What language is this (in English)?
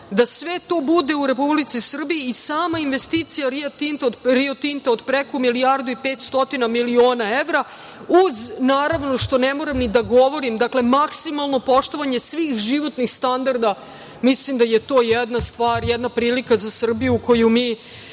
Serbian